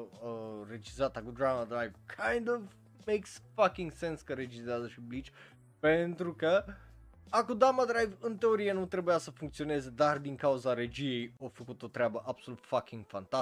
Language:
Romanian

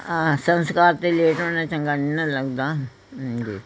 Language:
Punjabi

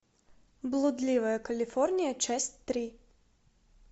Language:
Russian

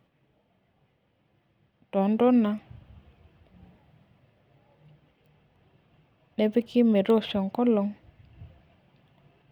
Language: Masai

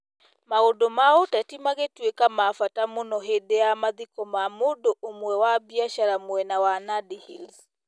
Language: Kikuyu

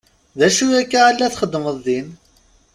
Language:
Kabyle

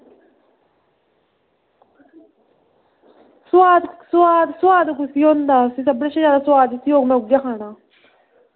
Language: Dogri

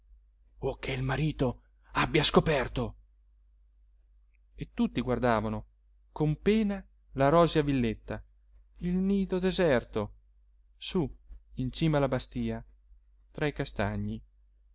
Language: Italian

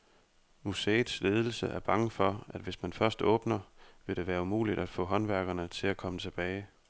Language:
Danish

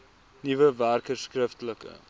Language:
Afrikaans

